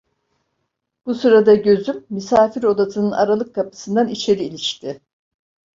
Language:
Turkish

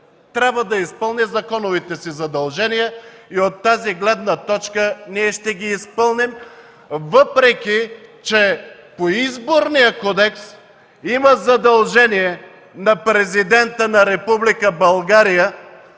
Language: Bulgarian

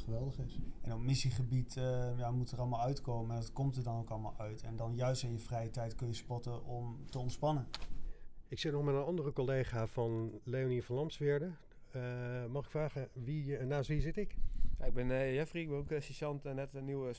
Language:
Dutch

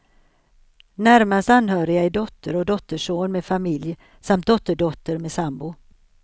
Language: Swedish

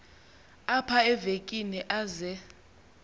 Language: Xhosa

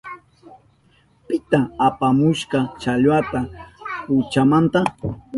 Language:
Southern Pastaza Quechua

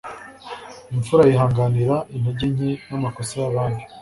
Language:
Kinyarwanda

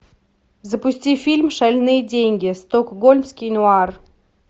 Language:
Russian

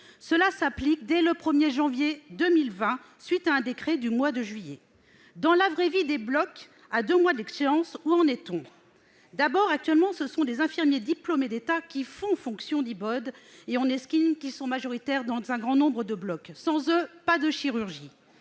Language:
French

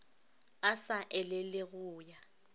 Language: Northern Sotho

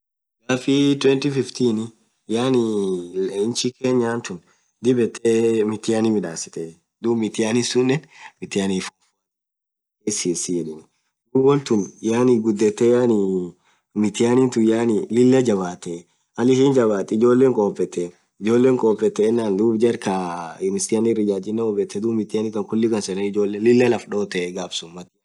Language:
Orma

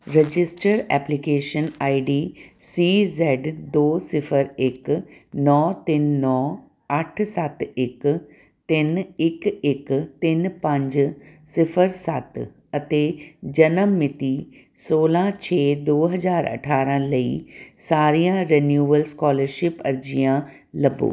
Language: Punjabi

